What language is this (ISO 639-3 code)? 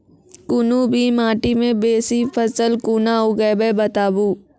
mai